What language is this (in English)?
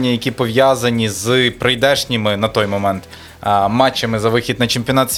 Ukrainian